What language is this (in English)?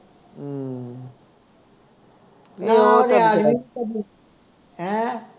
Punjabi